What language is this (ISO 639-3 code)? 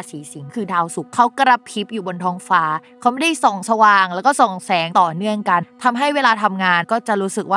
tha